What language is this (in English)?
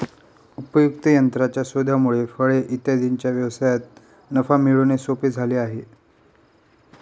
Marathi